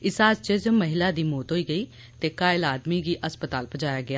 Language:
Dogri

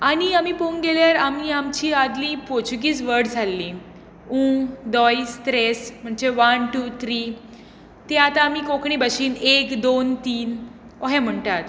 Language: Konkani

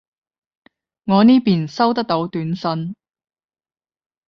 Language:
Cantonese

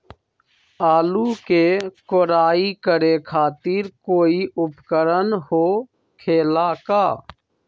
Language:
Magahi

